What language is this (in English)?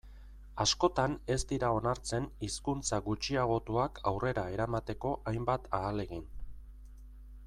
Basque